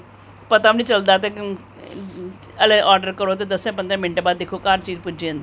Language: Dogri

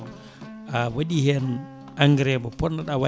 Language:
Fula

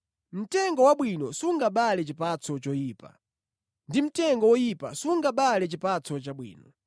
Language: Nyanja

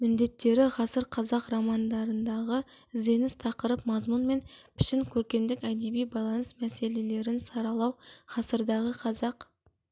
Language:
Kazakh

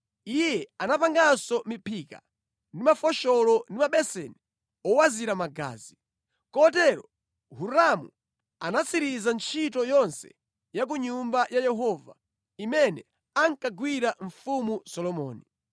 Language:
Nyanja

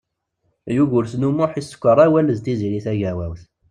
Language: Kabyle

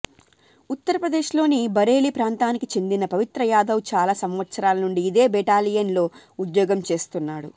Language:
Telugu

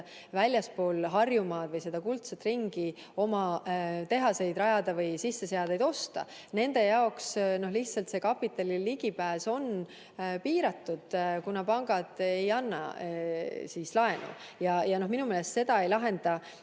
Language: Estonian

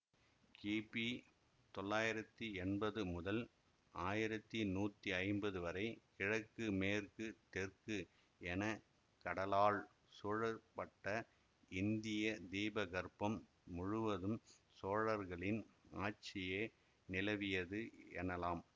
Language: Tamil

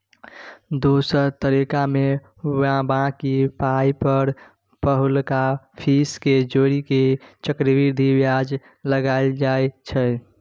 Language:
Maithili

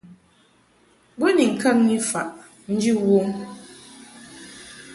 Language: Mungaka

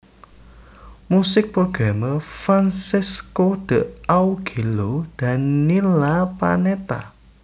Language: Javanese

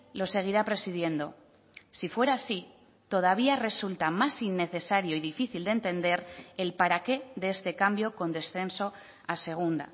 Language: Spanish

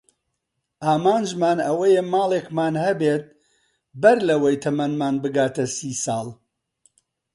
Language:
Central Kurdish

